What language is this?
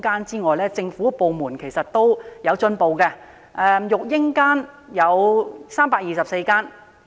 Cantonese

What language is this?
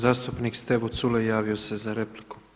Croatian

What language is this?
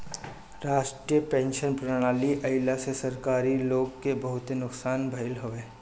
Bhojpuri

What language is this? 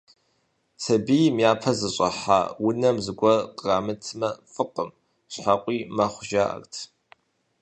Kabardian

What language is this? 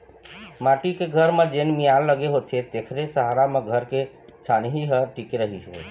Chhattisgarhi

